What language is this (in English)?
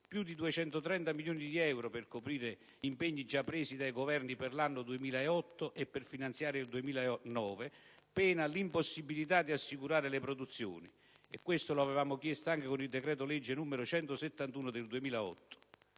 Italian